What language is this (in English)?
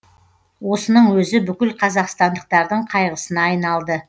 Kazakh